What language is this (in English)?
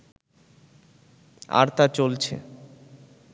Bangla